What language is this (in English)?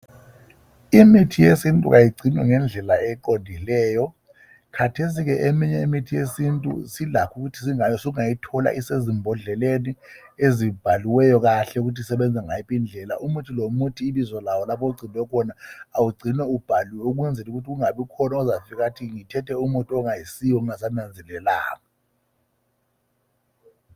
North Ndebele